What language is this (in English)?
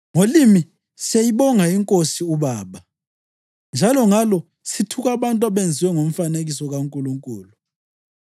North Ndebele